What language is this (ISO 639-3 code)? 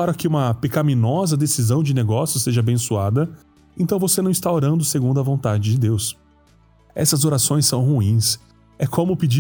por